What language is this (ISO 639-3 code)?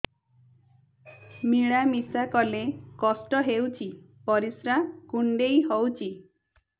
ori